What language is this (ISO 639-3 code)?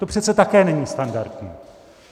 ces